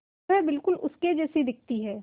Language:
Hindi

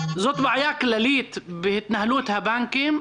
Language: Hebrew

